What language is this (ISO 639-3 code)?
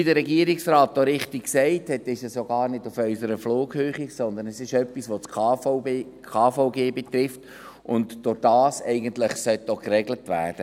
gsw